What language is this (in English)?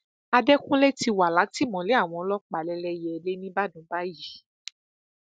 Yoruba